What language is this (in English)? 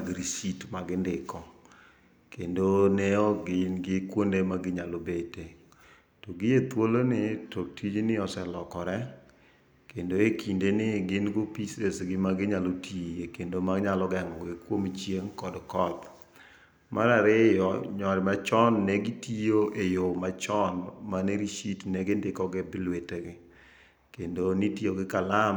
Luo (Kenya and Tanzania)